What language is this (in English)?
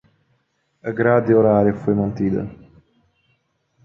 Portuguese